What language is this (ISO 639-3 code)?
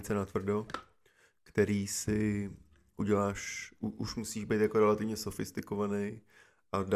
ces